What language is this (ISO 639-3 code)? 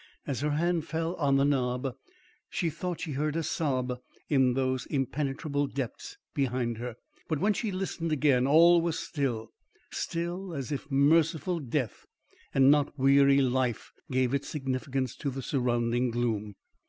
eng